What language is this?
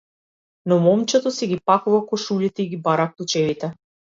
Macedonian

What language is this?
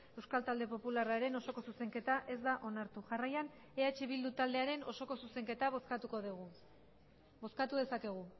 Basque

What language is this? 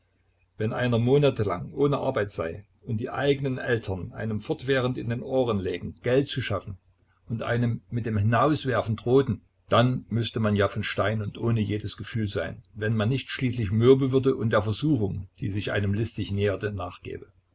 German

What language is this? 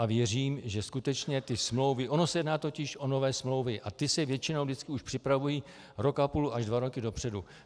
Czech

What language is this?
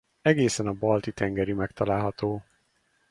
Hungarian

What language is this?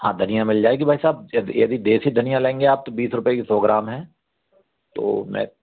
Hindi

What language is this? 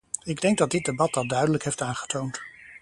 Dutch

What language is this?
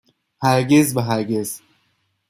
Persian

